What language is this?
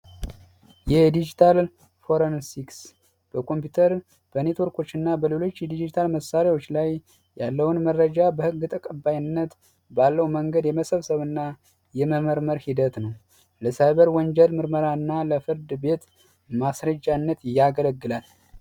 Amharic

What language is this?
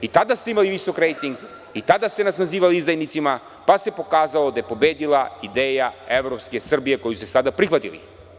Serbian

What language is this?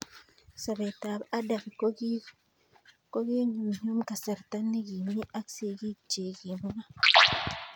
Kalenjin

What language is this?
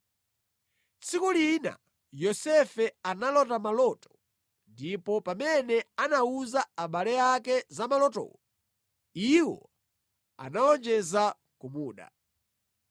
Nyanja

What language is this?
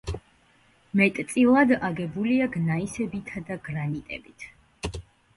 Georgian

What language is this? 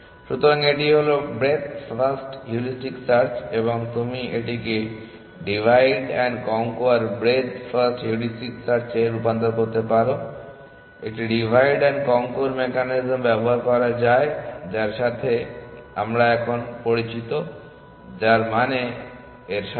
Bangla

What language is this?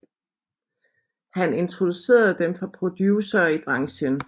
Danish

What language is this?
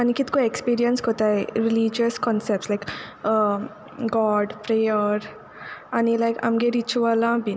Konkani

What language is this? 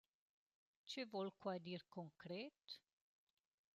Romansh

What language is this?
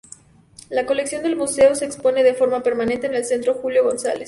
Spanish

